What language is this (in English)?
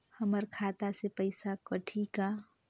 Chhattisgarhi